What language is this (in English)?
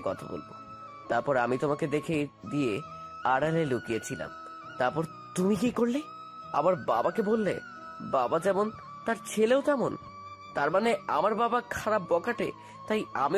Bangla